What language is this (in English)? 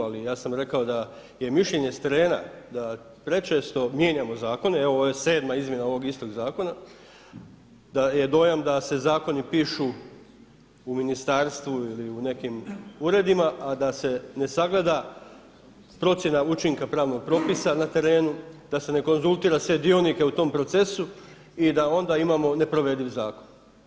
Croatian